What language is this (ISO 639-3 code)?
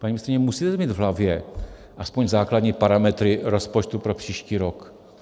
ces